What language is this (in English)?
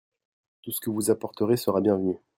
French